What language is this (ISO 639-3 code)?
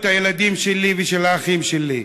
heb